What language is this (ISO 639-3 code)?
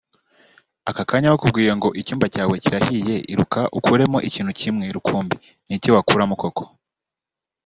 kin